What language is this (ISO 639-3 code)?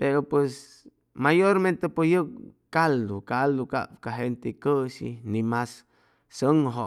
zoh